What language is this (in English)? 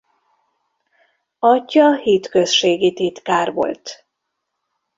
Hungarian